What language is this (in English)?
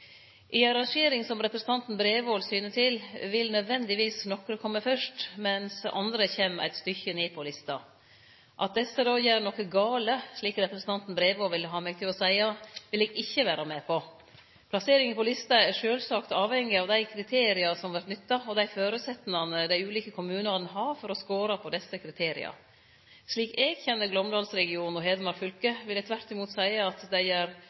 Norwegian Nynorsk